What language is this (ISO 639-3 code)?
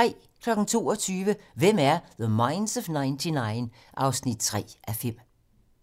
dan